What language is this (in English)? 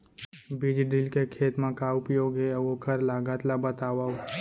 Chhattisgarhi